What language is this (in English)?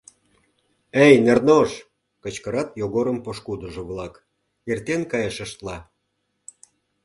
Mari